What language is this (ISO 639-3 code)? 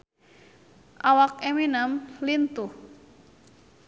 sun